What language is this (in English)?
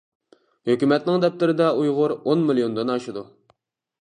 Uyghur